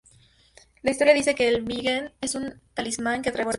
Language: Spanish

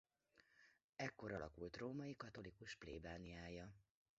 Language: Hungarian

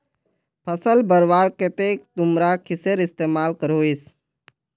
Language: Magahi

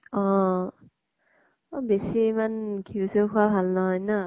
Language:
Assamese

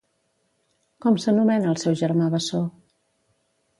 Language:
Catalan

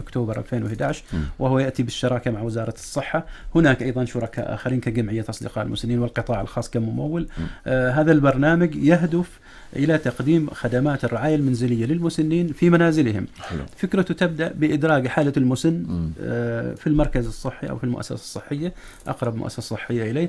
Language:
Arabic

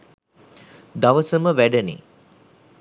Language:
Sinhala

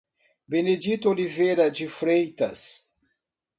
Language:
Portuguese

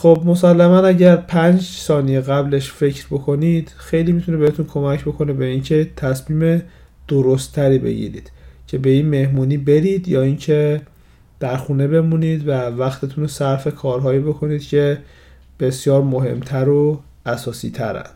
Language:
Persian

